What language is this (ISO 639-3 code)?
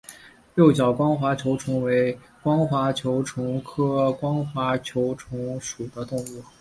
zho